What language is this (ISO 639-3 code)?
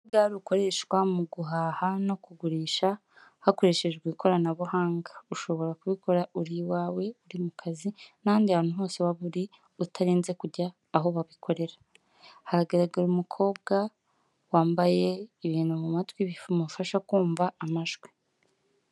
kin